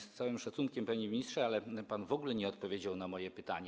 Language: Polish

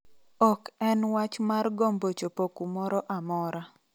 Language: Luo (Kenya and Tanzania)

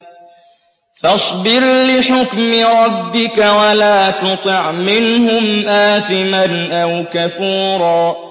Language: Arabic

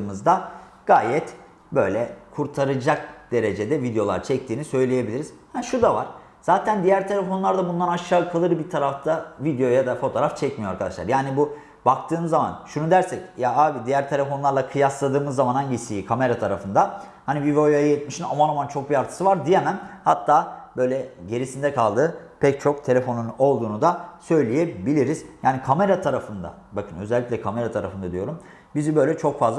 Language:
Turkish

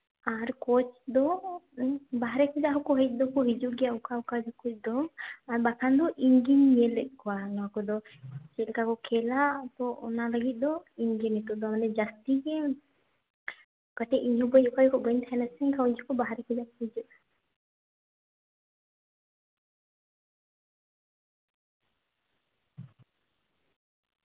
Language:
Santali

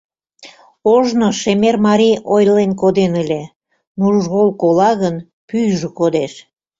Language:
Mari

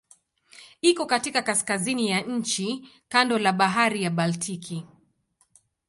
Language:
Swahili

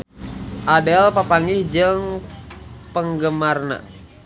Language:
Sundanese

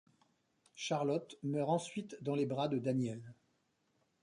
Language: French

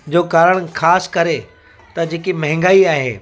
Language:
Sindhi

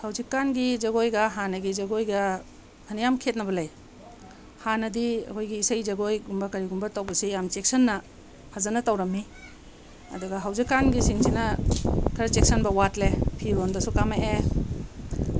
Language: Manipuri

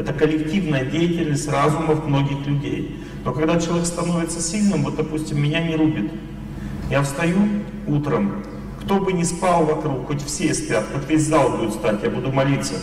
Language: Russian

